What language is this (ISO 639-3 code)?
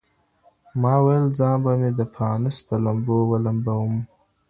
pus